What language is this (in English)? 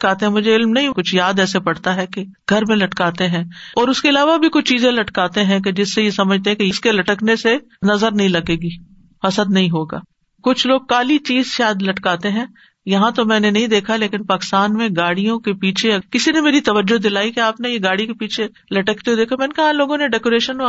Urdu